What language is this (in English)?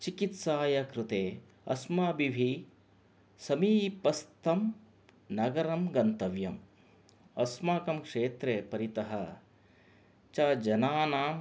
Sanskrit